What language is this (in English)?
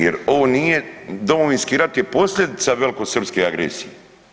Croatian